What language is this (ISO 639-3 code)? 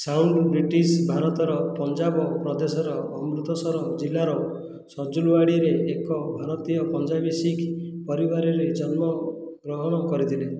ori